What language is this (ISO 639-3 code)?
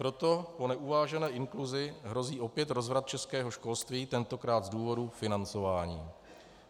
ces